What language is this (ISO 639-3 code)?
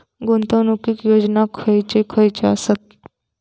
mar